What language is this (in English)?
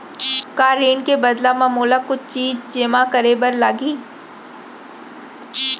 Chhattisgarhi